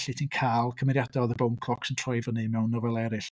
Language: Welsh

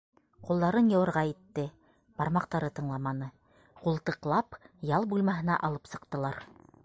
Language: Bashkir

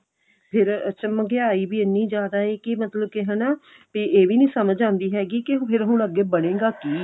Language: Punjabi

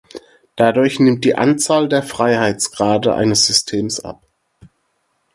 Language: German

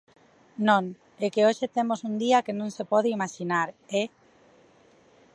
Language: Galician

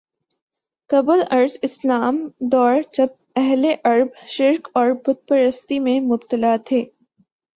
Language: Urdu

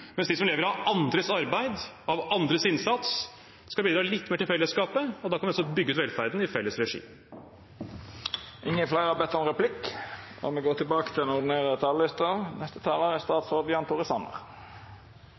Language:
Norwegian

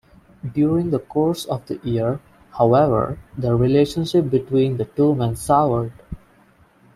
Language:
English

